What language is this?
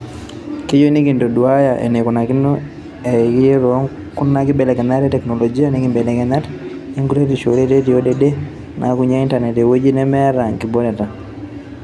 Masai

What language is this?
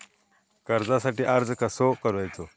Marathi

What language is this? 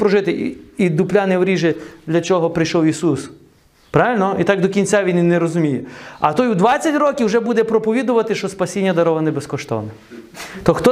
Ukrainian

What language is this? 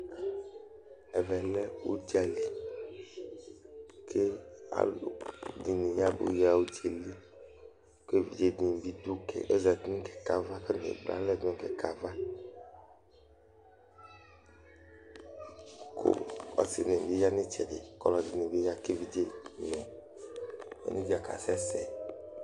Ikposo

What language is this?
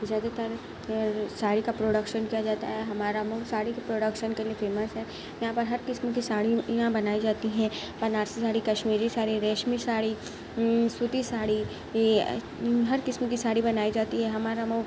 Urdu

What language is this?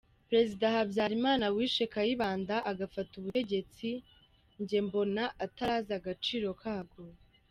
Kinyarwanda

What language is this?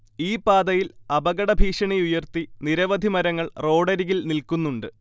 Malayalam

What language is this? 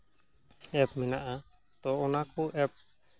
Santali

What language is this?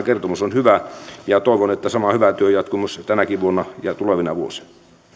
Finnish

